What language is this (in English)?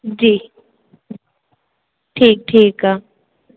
Sindhi